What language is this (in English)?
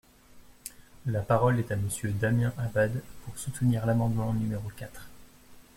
French